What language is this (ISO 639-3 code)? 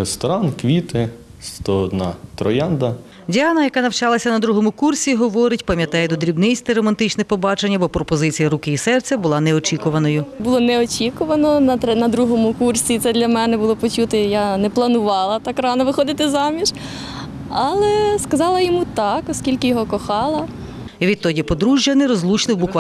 ukr